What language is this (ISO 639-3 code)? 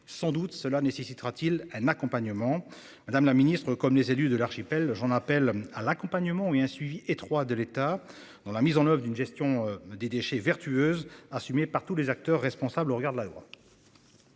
fra